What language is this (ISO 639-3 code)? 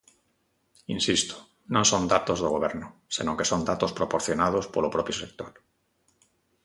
glg